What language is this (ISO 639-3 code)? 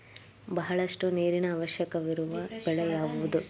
kan